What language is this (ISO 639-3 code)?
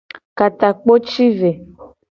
gej